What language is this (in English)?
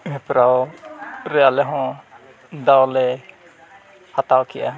Santali